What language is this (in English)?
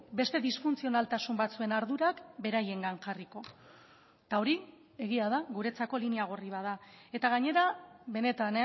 Basque